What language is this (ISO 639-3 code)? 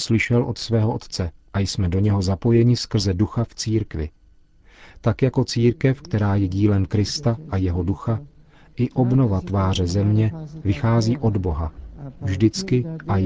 ces